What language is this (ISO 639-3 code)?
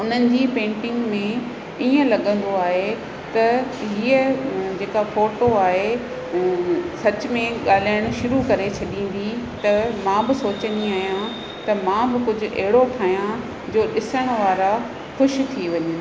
snd